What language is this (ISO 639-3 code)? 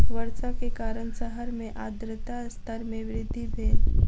mai